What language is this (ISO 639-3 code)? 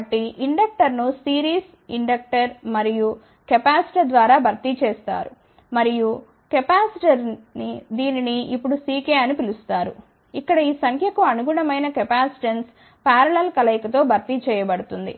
tel